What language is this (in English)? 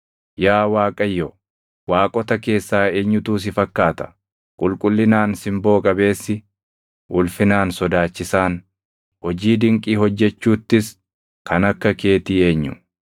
Oromo